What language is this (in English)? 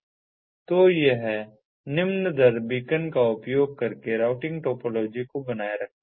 Hindi